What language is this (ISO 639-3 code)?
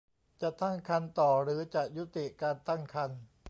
tha